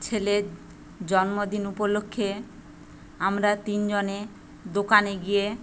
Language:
Bangla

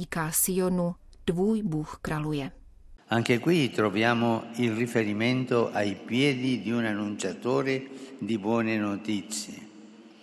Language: Czech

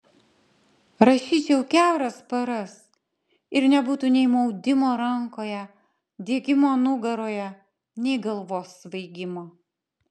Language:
Lithuanian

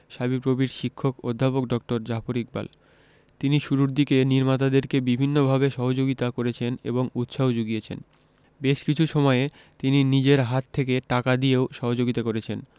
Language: Bangla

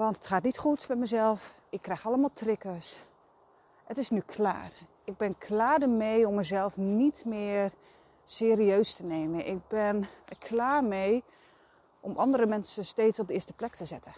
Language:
Dutch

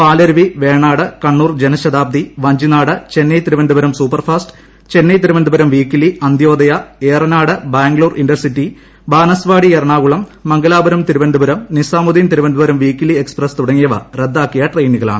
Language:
Malayalam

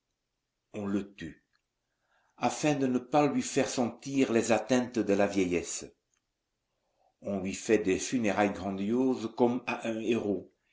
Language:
French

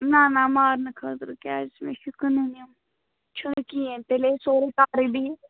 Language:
Kashmiri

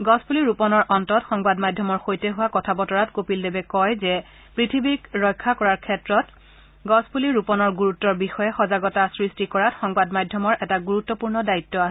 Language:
Assamese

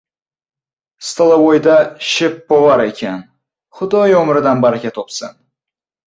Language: Uzbek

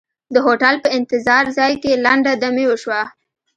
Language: Pashto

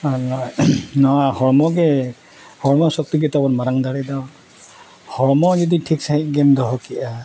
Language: Santali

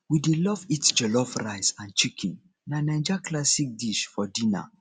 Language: Nigerian Pidgin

